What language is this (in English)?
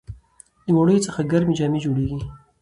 Pashto